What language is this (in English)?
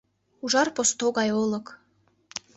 Mari